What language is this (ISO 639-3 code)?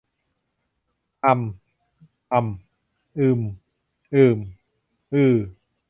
tha